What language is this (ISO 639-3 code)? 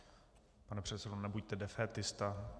ces